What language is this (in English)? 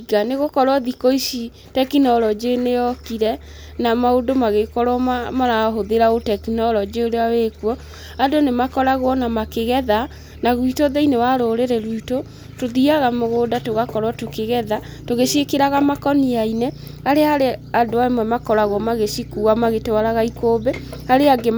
Kikuyu